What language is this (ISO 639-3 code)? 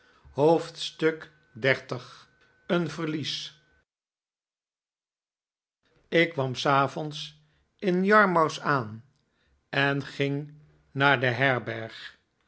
nld